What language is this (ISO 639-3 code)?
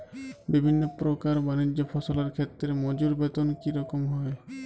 ben